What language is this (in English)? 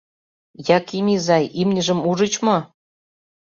Mari